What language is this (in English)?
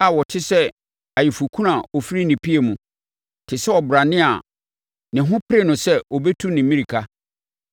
Akan